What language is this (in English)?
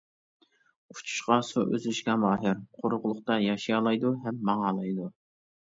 Uyghur